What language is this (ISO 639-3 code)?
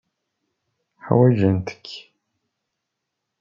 kab